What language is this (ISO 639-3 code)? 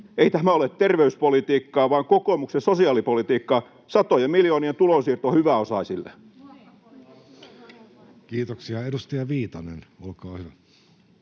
fin